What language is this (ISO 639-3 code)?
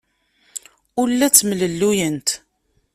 kab